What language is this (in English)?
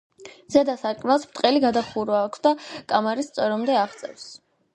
Georgian